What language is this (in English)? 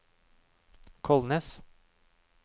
Norwegian